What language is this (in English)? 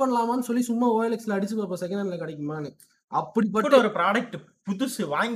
Tamil